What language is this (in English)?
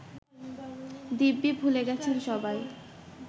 Bangla